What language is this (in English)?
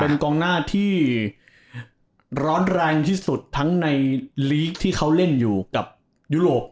Thai